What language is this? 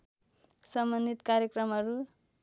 Nepali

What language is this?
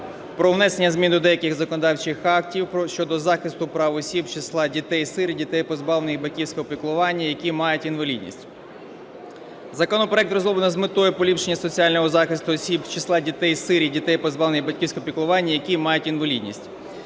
Ukrainian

